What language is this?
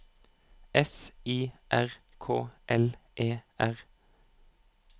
Norwegian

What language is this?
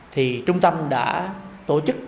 Vietnamese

